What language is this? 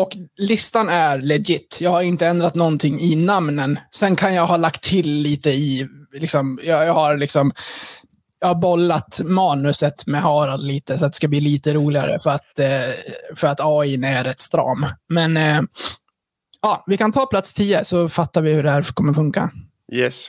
Swedish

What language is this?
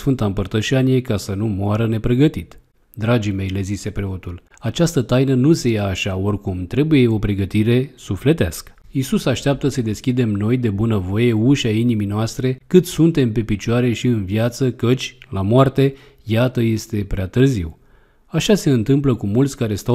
Romanian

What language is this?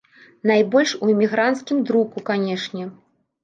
Belarusian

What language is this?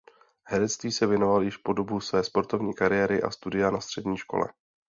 Czech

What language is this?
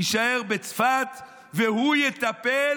Hebrew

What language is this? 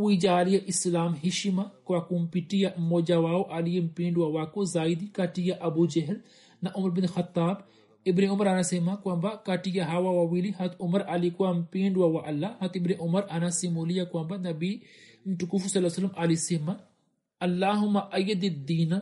Swahili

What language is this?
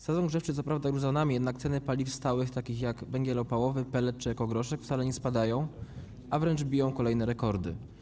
Polish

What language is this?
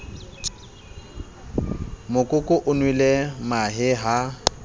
Southern Sotho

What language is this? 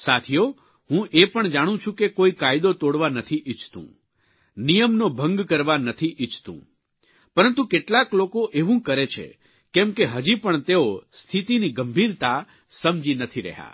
Gujarati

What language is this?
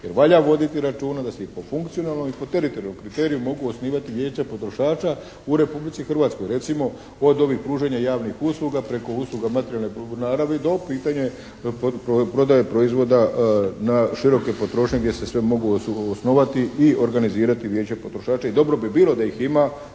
Croatian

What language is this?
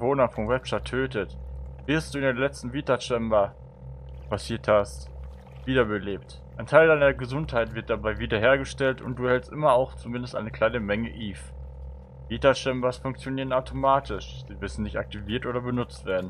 German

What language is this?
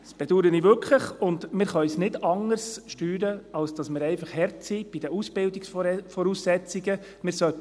Swiss German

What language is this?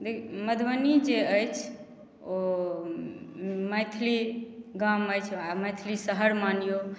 Maithili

